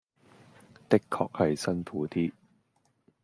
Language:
Cantonese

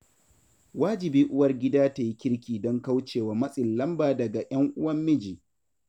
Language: Hausa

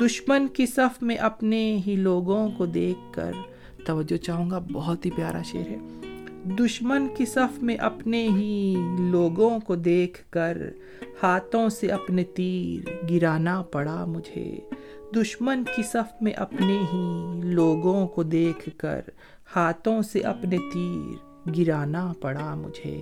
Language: Urdu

